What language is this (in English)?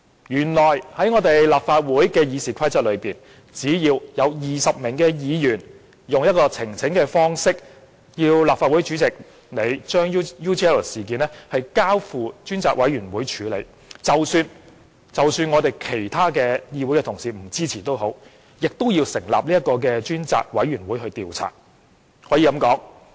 Cantonese